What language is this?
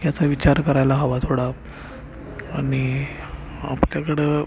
Marathi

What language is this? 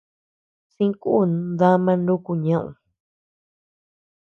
Tepeuxila Cuicatec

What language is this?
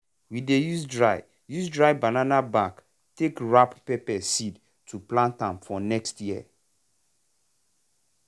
Nigerian Pidgin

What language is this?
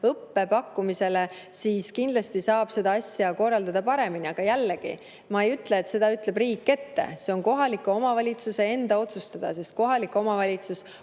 Estonian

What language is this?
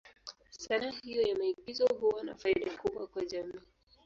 Swahili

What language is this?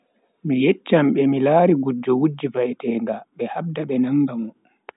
Bagirmi Fulfulde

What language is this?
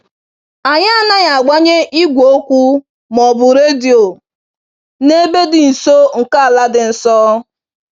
Igbo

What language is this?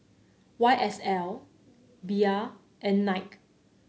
English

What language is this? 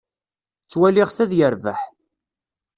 Kabyle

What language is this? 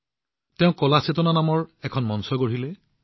Assamese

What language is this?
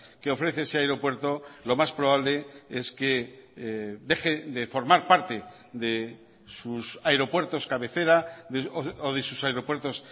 Spanish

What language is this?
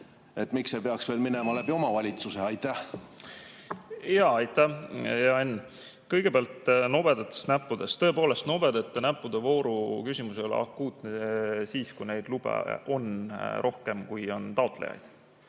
Estonian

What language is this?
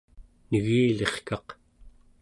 Central Yupik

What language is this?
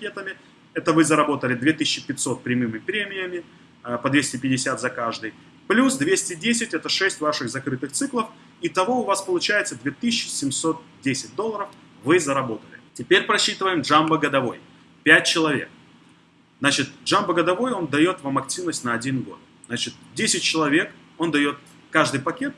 Russian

